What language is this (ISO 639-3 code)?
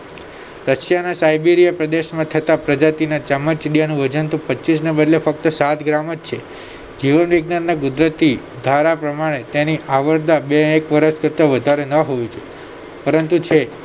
guj